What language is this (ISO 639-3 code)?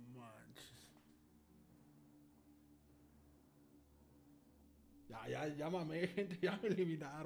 spa